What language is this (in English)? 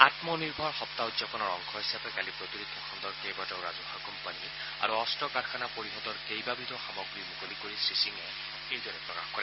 Assamese